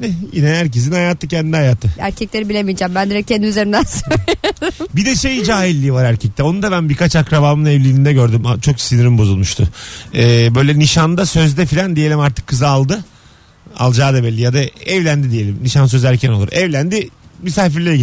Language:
Turkish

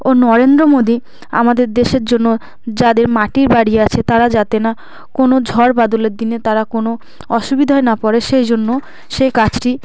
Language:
Bangla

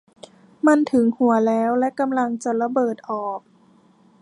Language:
Thai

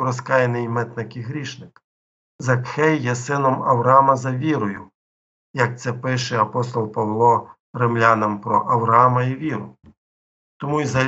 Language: Ukrainian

